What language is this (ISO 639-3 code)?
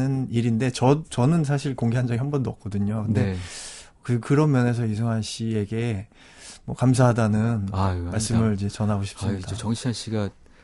kor